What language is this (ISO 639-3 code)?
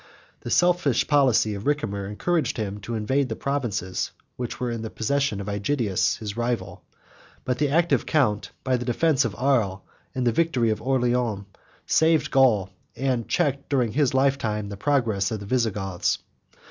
eng